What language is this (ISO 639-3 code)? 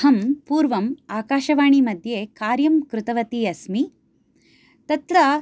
san